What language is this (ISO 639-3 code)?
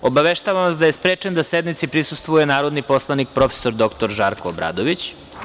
srp